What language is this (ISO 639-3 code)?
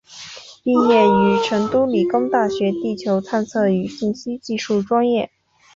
zho